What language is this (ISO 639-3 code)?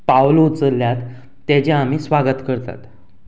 kok